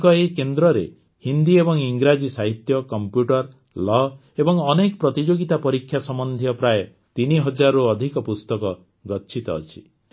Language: Odia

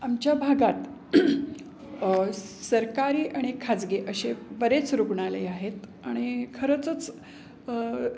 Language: Marathi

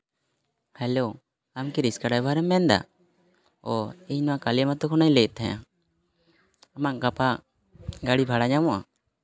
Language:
Santali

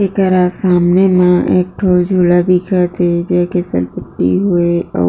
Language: Chhattisgarhi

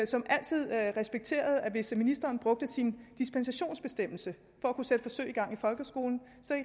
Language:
Danish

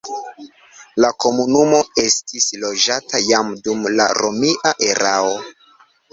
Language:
Esperanto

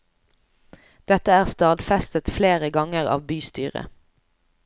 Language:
Norwegian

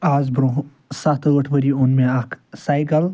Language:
Kashmiri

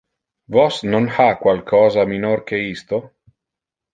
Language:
Interlingua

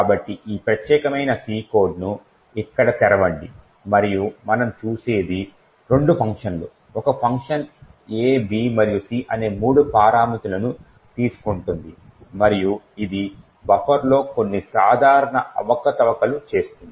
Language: Telugu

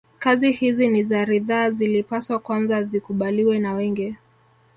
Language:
Swahili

